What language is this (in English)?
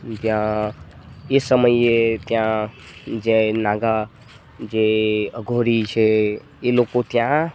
Gujarati